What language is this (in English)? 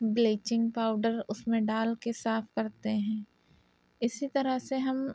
Urdu